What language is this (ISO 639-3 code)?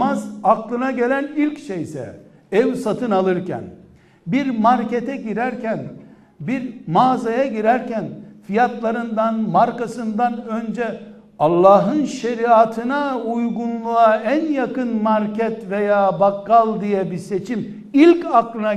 tur